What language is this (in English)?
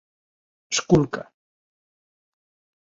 Galician